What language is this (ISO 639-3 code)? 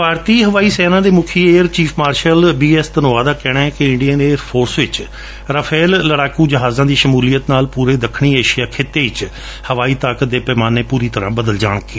pan